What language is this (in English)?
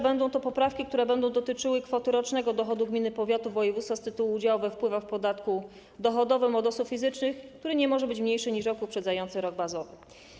Polish